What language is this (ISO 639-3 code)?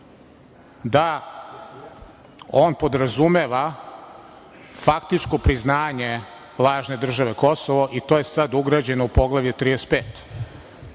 srp